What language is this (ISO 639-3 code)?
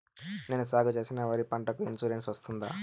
tel